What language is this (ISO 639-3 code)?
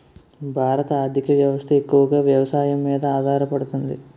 tel